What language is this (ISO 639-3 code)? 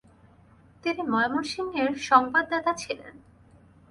ben